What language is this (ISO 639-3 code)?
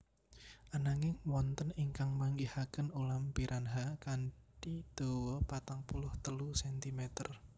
jav